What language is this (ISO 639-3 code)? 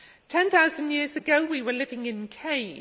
eng